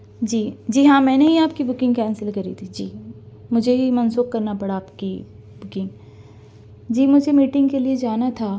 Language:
Urdu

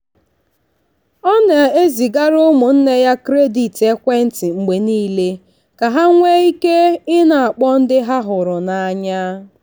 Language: Igbo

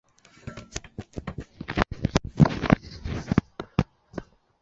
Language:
Chinese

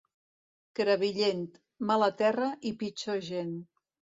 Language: Catalan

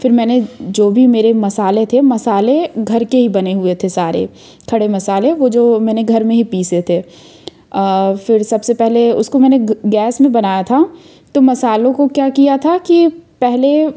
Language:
Hindi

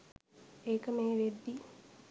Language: Sinhala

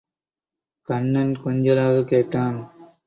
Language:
Tamil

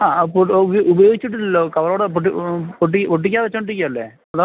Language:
Malayalam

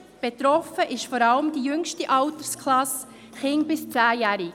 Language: Swiss German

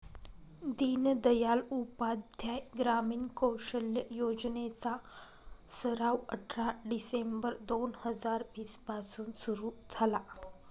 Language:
Marathi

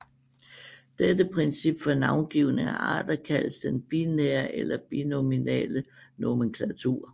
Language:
Danish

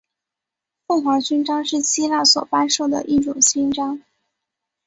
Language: Chinese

